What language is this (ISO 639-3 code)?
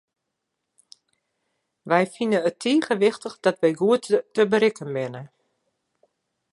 fry